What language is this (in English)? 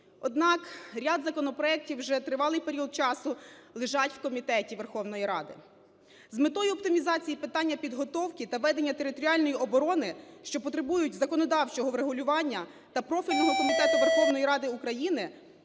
Ukrainian